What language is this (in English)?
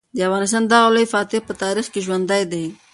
Pashto